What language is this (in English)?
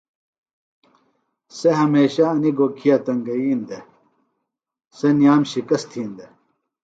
Phalura